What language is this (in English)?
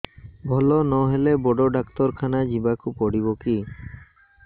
Odia